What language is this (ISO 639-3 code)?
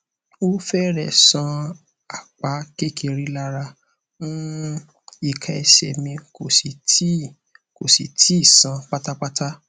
yor